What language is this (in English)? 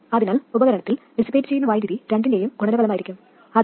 Malayalam